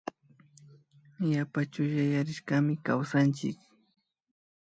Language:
Imbabura Highland Quichua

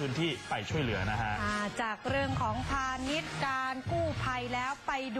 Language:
Thai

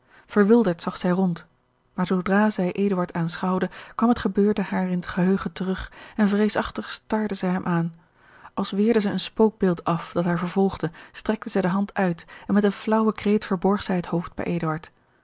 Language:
Dutch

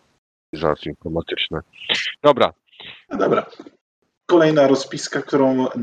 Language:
Polish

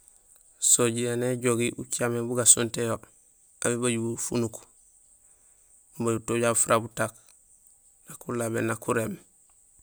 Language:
Gusilay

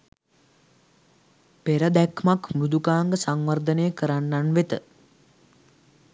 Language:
Sinhala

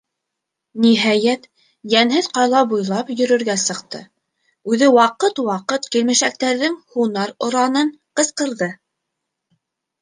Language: Bashkir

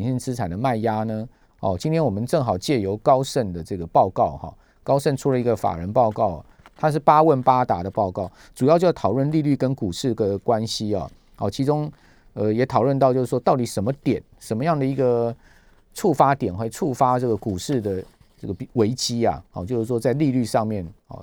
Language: Chinese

